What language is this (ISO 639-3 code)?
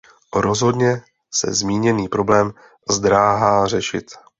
ces